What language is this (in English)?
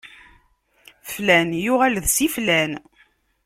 Kabyle